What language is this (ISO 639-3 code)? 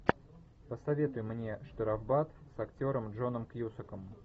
rus